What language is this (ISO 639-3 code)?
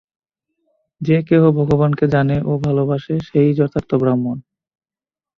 ben